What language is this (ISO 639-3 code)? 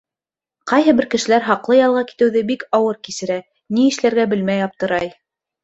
bak